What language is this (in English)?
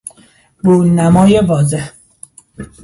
Persian